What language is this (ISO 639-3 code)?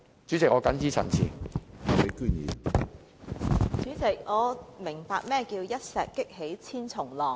yue